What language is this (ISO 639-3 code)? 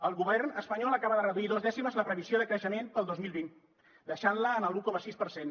cat